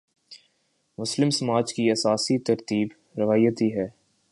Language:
Urdu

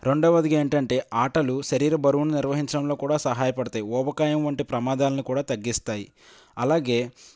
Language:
Telugu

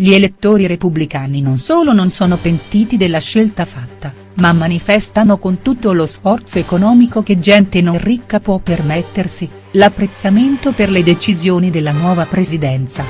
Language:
Italian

